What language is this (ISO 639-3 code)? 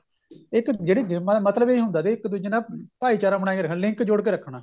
pan